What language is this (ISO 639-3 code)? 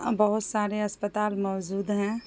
urd